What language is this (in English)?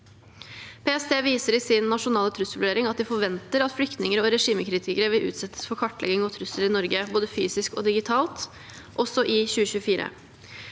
Norwegian